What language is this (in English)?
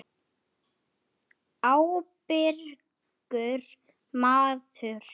Icelandic